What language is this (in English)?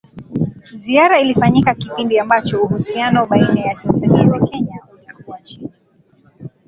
Swahili